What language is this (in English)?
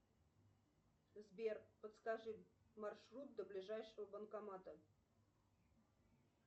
Russian